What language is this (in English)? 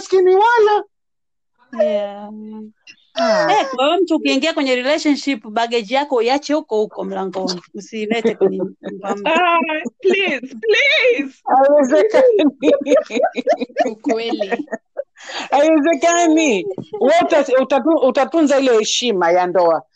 Swahili